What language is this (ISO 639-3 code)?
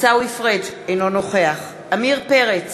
heb